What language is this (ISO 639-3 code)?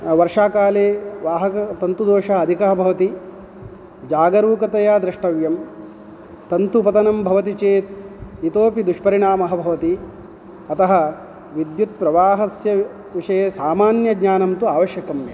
san